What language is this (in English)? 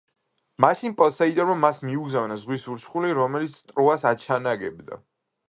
Georgian